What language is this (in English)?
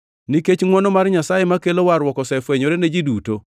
Luo (Kenya and Tanzania)